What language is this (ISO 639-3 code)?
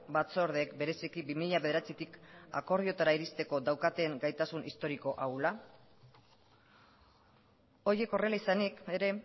eus